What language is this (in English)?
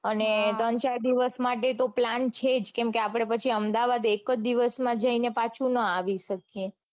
Gujarati